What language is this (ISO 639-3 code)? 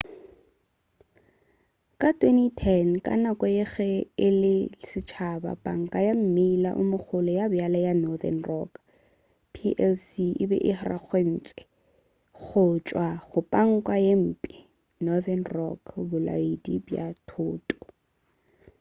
nso